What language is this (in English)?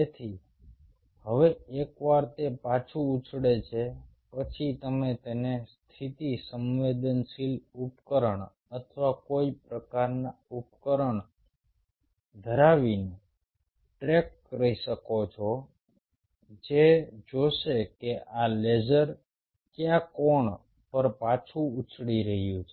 Gujarati